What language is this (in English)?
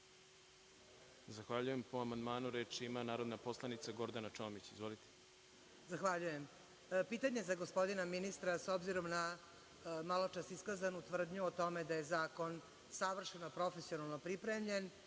Serbian